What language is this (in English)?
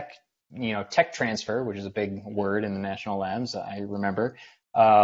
English